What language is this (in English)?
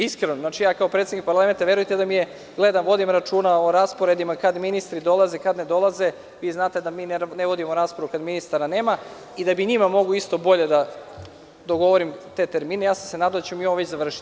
Serbian